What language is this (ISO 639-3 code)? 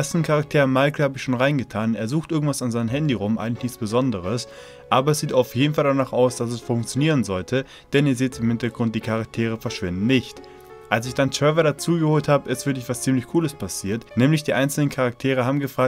deu